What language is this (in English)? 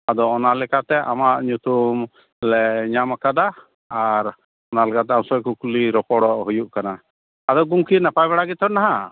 Santali